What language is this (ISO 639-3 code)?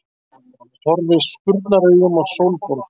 isl